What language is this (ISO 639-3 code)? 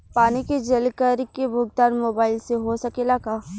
bho